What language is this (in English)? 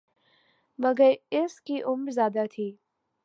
Urdu